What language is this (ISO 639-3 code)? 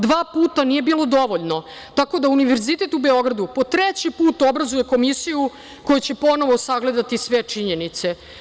srp